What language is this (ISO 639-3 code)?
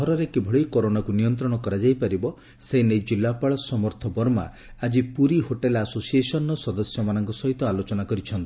ori